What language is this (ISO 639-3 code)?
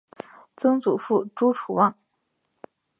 zho